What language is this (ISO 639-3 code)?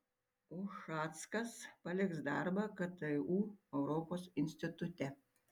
lit